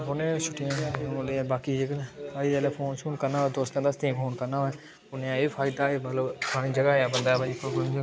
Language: Dogri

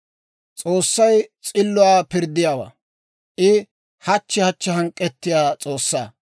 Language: Dawro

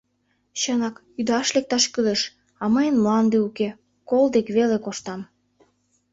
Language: Mari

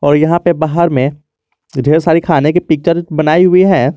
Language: Hindi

